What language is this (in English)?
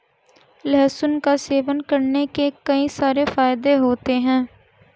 Hindi